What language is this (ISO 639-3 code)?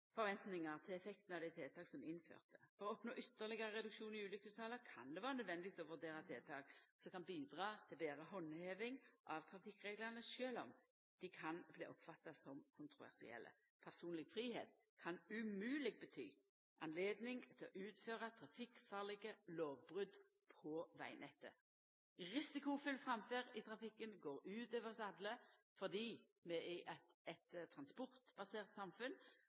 nno